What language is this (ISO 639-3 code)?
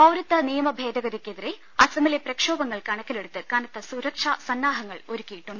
mal